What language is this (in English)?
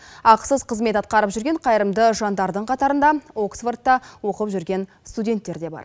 Kazakh